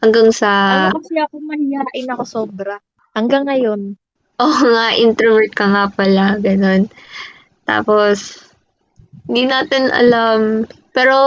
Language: Filipino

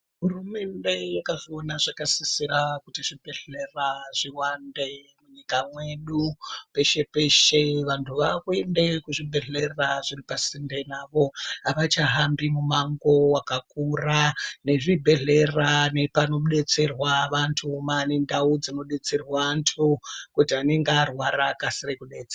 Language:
Ndau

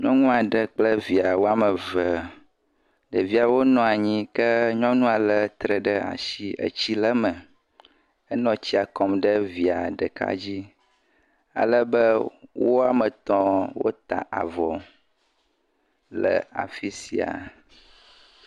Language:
Ewe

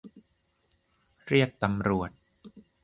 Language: Thai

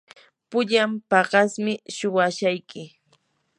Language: Yanahuanca Pasco Quechua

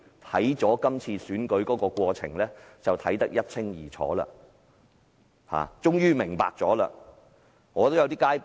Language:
Cantonese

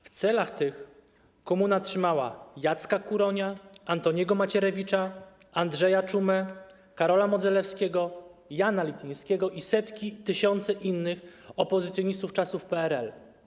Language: Polish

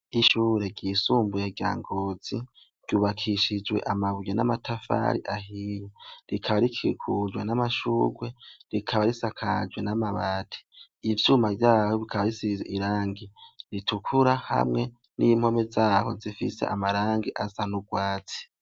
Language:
Rundi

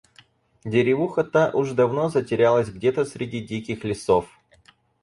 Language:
Russian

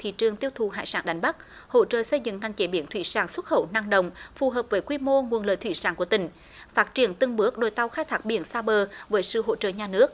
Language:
Vietnamese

